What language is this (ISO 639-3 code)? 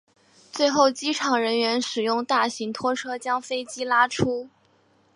zho